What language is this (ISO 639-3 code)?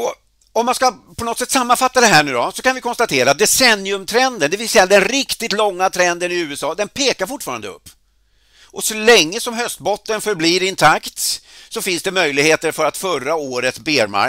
swe